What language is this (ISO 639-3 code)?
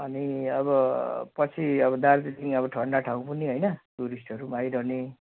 nep